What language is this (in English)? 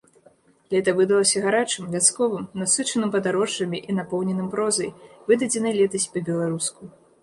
Belarusian